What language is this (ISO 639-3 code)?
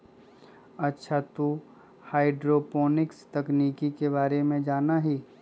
mag